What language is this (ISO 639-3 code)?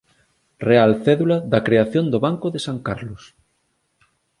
glg